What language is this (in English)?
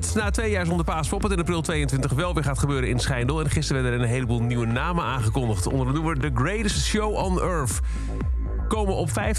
Dutch